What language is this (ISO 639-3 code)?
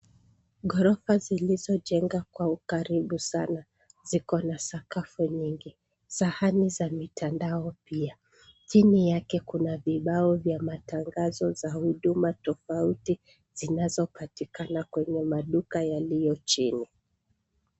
swa